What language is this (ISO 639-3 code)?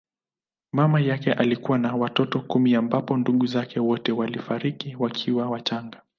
swa